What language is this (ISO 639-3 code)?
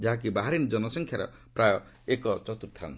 ori